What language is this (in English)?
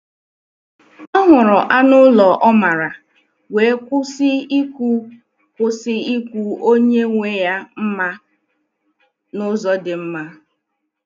Igbo